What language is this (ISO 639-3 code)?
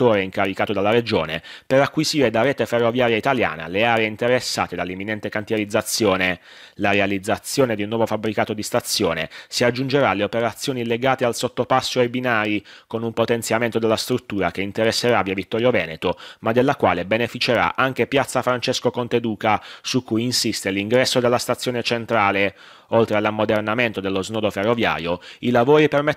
ita